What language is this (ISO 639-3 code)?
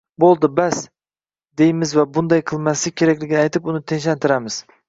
uzb